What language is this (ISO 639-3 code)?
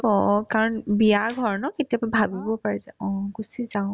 asm